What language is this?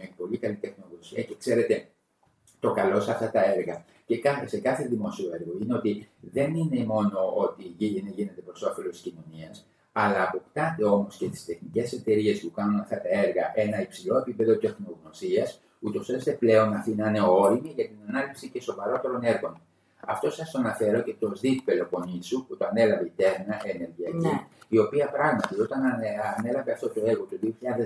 Greek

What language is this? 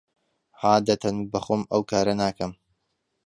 Central Kurdish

